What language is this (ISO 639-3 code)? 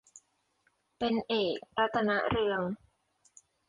tha